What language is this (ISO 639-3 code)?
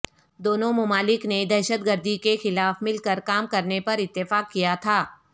urd